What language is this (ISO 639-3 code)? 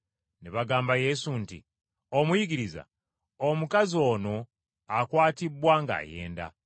lug